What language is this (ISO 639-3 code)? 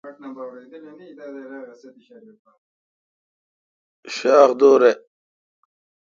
xka